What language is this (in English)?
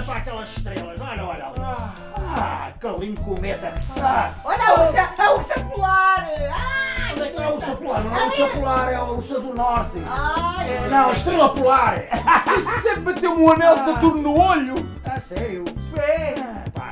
Portuguese